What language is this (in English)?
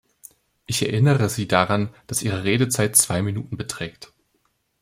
German